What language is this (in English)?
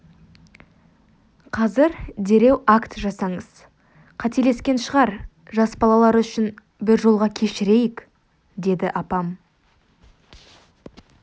Kazakh